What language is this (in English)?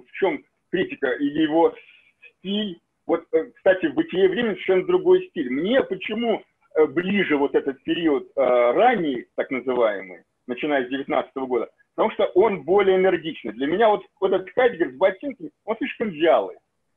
Russian